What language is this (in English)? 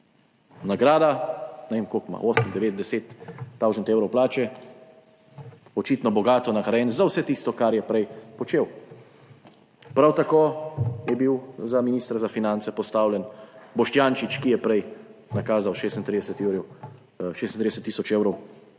Slovenian